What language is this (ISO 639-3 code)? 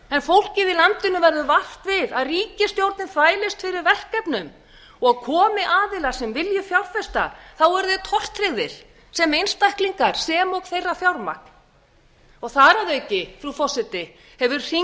isl